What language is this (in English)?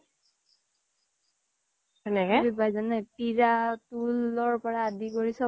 Assamese